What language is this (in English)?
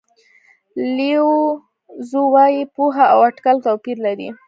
Pashto